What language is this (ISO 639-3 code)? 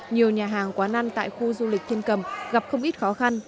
vie